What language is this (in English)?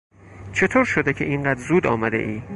Persian